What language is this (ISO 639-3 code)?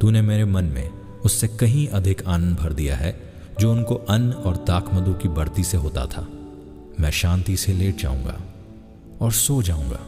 hin